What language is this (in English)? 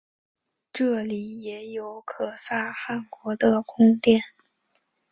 Chinese